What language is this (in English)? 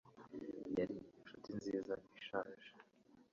Kinyarwanda